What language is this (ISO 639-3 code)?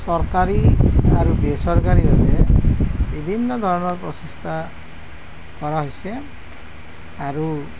asm